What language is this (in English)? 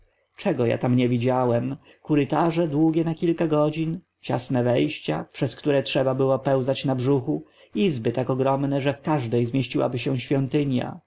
Polish